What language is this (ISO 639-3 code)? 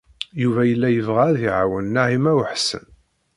kab